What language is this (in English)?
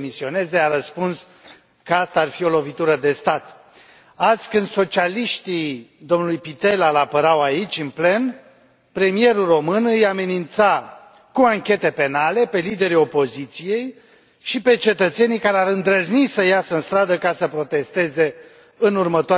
Romanian